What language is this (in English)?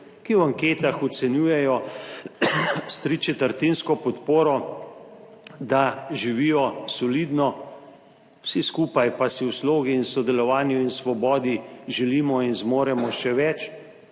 Slovenian